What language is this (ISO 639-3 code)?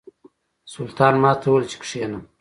pus